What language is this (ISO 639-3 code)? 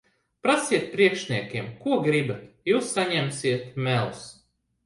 lav